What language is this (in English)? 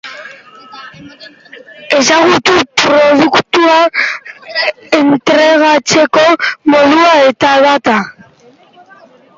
Basque